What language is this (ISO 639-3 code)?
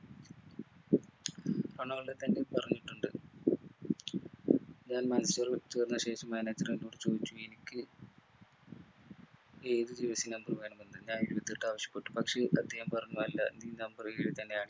mal